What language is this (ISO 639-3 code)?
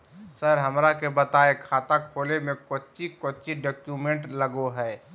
mag